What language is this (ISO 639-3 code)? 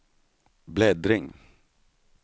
swe